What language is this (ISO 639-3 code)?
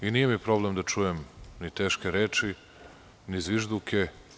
srp